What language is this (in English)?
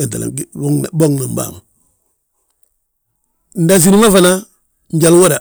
Balanta-Ganja